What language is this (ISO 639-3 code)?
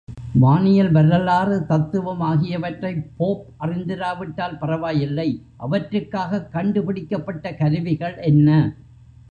tam